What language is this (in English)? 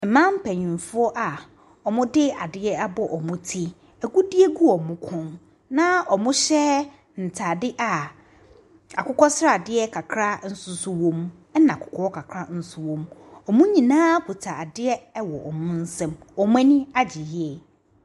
Akan